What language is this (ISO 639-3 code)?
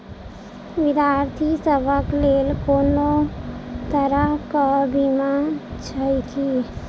mai